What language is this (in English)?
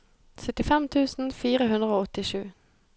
Norwegian